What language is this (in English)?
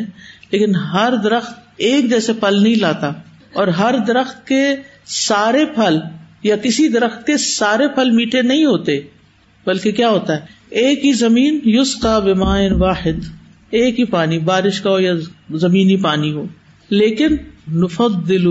Urdu